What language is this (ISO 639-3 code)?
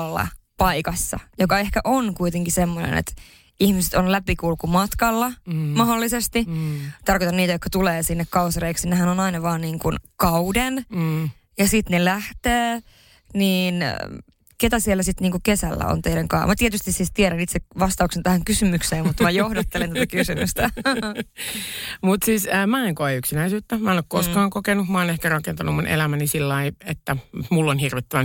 fin